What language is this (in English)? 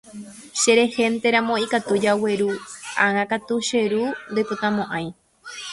Guarani